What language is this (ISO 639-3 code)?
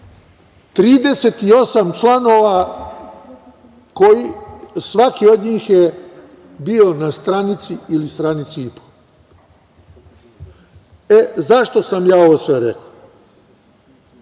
srp